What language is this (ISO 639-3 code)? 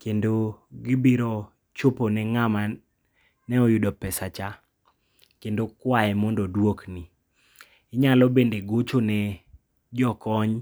luo